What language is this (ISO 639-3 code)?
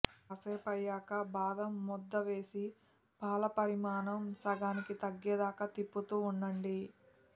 tel